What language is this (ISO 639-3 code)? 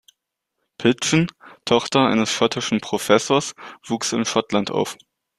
deu